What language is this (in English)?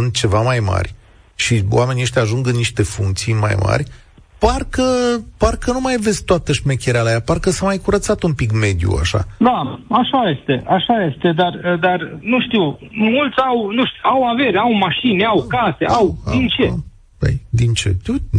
Romanian